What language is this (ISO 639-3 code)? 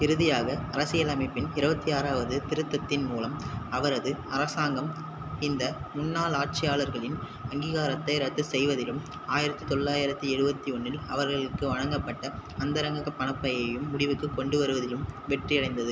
tam